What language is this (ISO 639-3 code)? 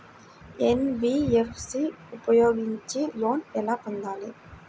tel